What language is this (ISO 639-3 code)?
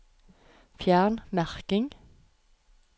nor